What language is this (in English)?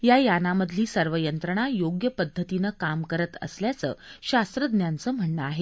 Marathi